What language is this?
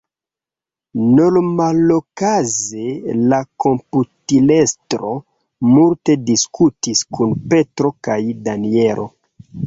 Esperanto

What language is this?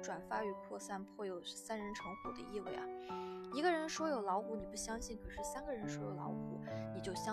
Chinese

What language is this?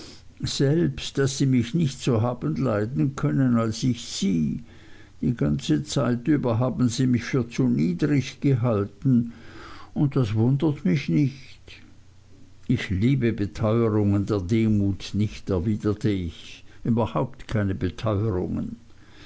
German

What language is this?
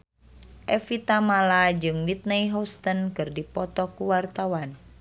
Sundanese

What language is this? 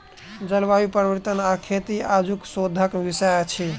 Maithili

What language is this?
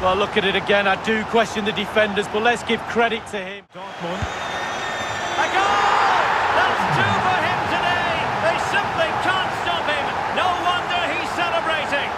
English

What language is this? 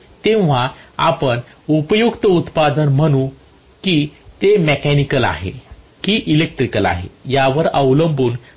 Marathi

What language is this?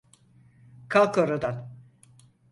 Turkish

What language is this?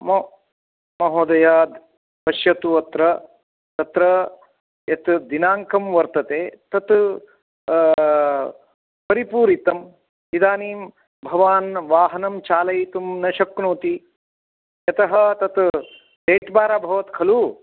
Sanskrit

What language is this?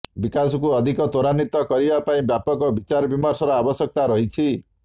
Odia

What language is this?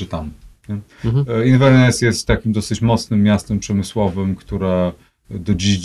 Polish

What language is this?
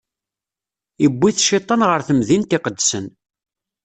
Kabyle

